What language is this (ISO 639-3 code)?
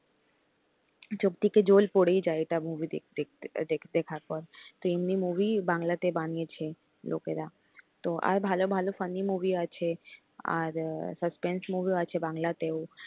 ben